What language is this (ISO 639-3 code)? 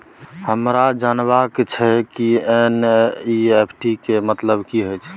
mai